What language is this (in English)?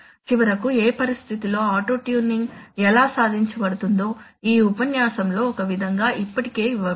Telugu